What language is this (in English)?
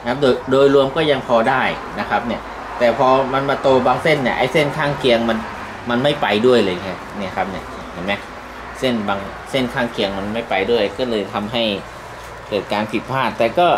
Thai